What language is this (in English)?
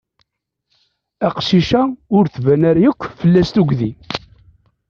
Kabyle